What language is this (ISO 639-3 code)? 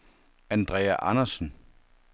dan